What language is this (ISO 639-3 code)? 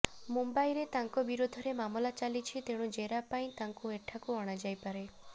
ori